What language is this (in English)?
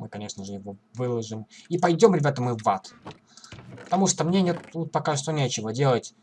Russian